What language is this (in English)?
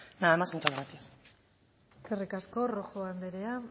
Basque